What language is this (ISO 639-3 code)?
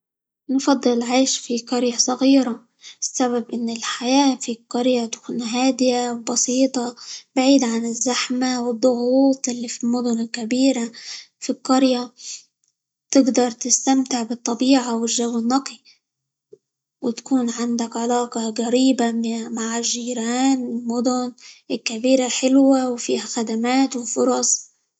ayl